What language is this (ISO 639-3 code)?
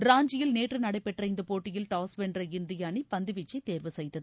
tam